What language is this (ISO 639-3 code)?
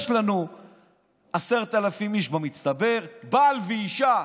heb